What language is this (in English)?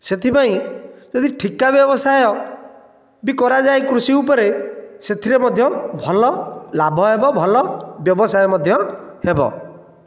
Odia